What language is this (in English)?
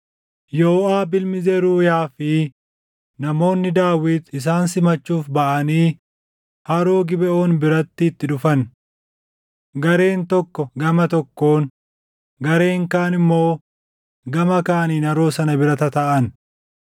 Oromo